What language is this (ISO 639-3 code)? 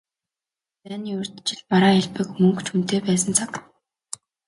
mon